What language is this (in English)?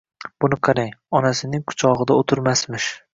Uzbek